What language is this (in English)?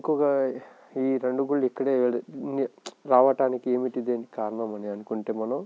Telugu